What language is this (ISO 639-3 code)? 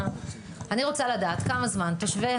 heb